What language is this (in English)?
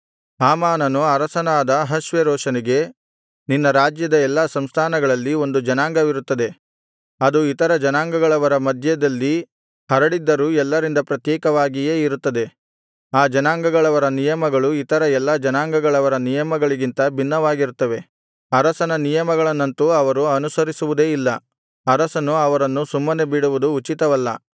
Kannada